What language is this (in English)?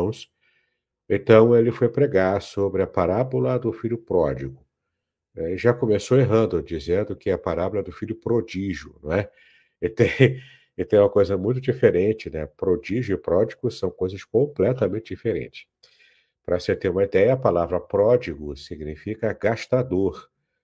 Portuguese